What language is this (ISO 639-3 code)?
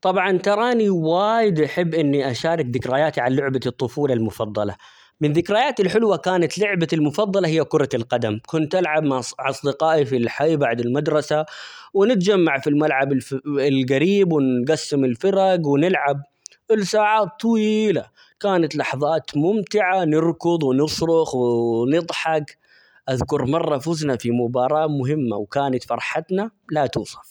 acx